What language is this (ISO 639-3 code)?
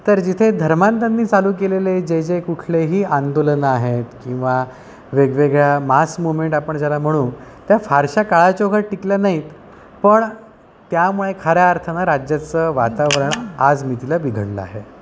mar